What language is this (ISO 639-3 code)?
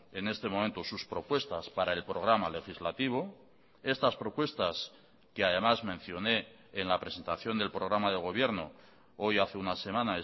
spa